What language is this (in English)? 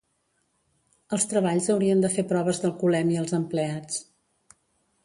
Catalan